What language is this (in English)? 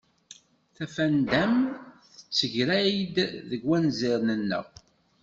Kabyle